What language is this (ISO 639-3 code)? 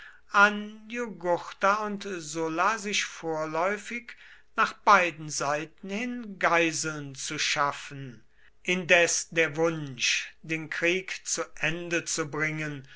deu